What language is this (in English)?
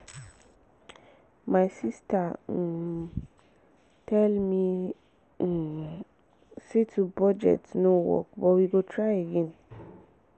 Nigerian Pidgin